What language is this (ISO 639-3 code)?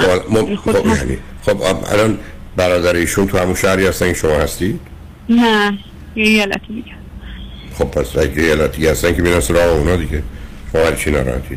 fas